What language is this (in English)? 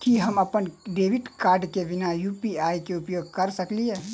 Maithili